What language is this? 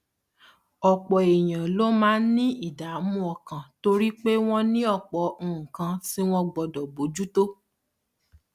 Yoruba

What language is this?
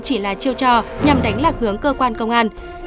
Vietnamese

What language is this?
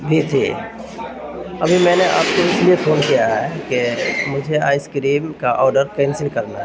Urdu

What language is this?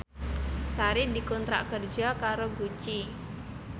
Javanese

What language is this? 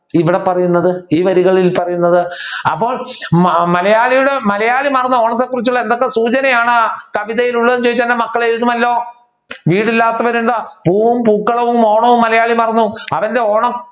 Malayalam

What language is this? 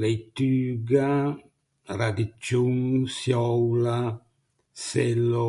Ligurian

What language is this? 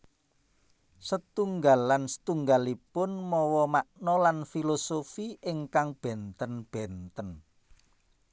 Javanese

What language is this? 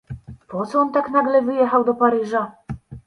Polish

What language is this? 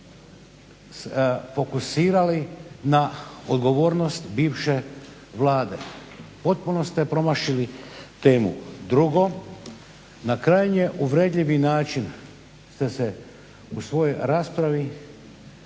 Croatian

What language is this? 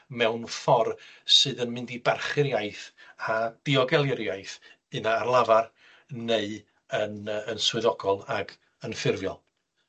Welsh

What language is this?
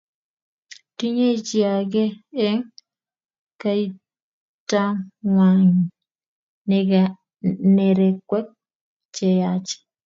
Kalenjin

